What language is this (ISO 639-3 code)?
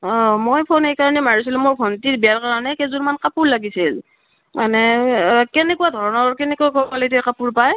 asm